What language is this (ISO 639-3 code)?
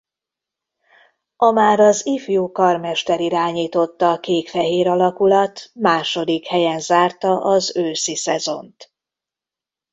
hun